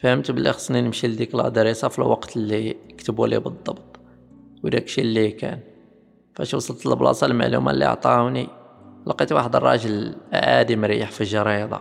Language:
Arabic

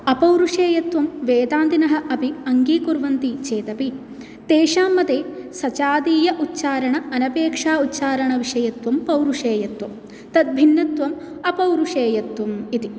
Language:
Sanskrit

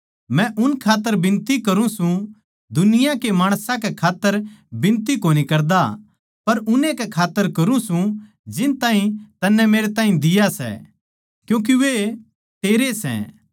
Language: Haryanvi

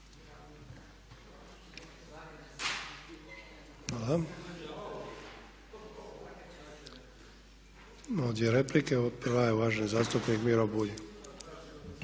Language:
Croatian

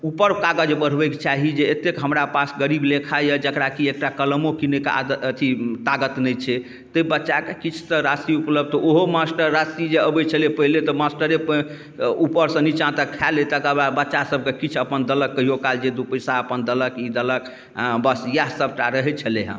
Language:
Maithili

